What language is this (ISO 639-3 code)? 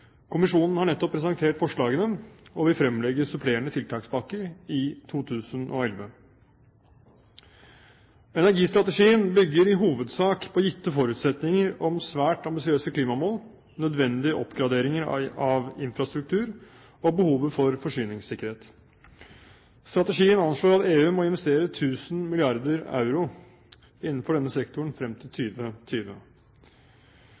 nob